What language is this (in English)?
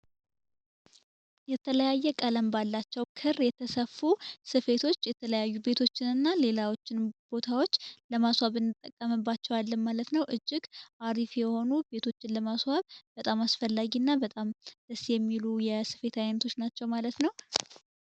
Amharic